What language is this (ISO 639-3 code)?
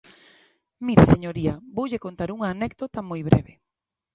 glg